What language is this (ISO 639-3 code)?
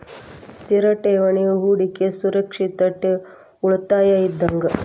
kan